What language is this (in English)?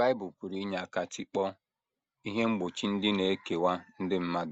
Igbo